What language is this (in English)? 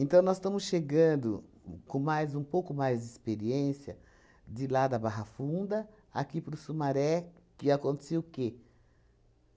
Portuguese